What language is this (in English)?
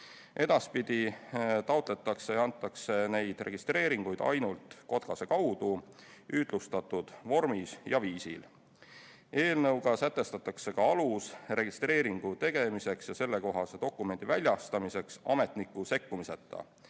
Estonian